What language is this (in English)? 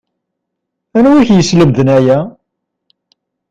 Kabyle